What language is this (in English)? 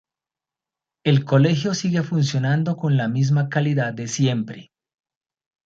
Spanish